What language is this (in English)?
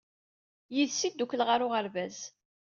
Kabyle